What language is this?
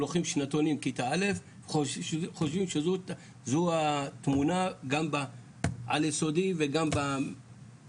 Hebrew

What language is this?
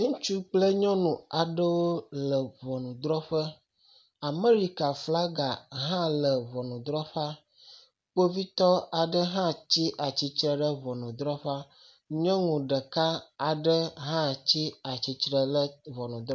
Ewe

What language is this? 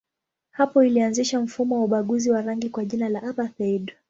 Swahili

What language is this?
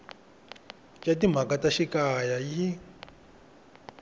Tsonga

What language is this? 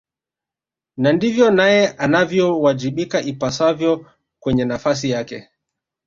Swahili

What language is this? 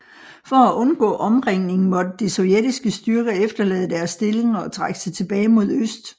Danish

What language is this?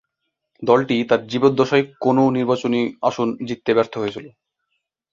Bangla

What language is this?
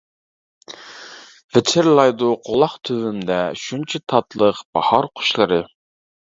Uyghur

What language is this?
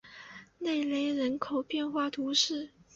Chinese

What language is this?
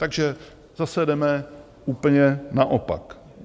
Czech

